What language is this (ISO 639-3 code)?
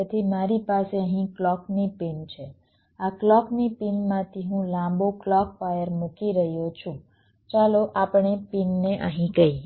guj